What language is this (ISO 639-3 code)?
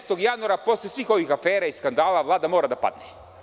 srp